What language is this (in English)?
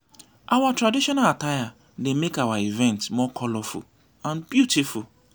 Nigerian Pidgin